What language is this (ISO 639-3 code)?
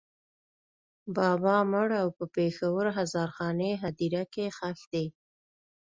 pus